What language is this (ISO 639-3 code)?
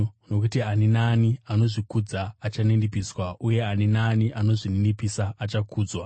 sna